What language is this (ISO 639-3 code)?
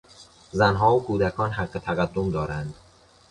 fas